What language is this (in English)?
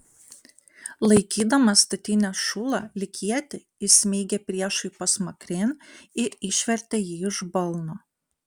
Lithuanian